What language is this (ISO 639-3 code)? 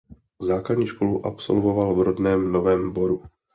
ces